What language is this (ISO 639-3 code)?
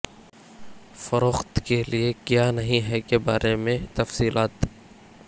urd